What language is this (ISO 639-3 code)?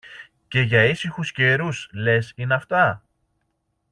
ell